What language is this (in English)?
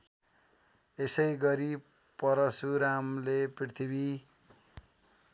Nepali